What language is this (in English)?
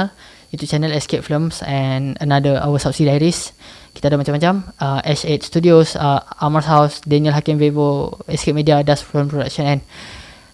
Malay